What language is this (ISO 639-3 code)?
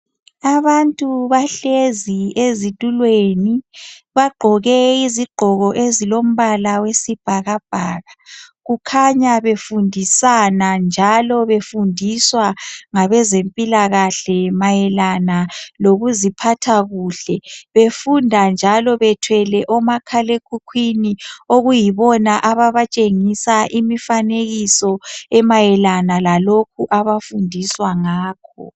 nde